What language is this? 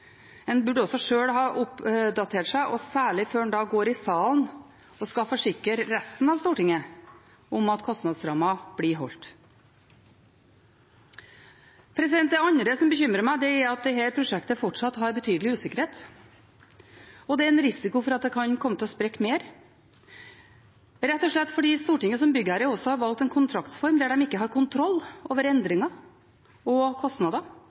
Norwegian Bokmål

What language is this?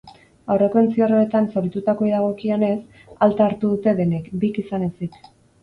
Basque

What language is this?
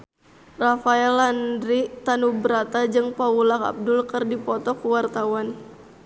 Sundanese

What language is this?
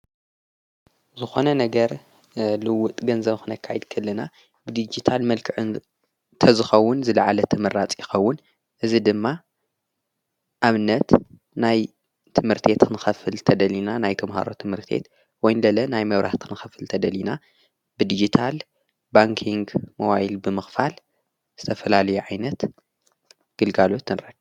Tigrinya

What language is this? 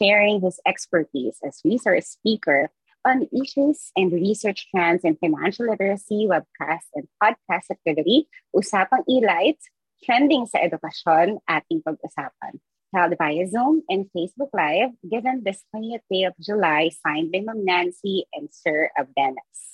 Filipino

